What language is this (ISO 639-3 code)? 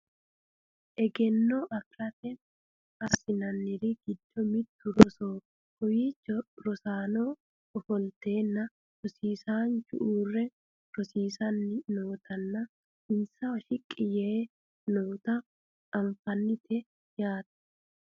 sid